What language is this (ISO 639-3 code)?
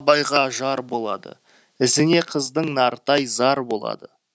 kaz